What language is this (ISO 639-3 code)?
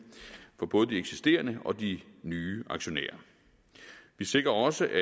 dan